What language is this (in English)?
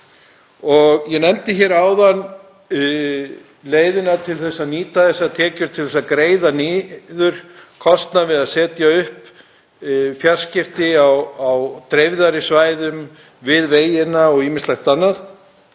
Icelandic